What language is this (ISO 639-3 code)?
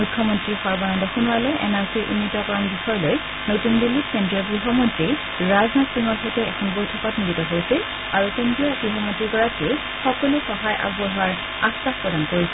asm